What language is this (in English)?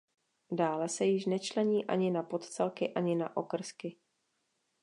Czech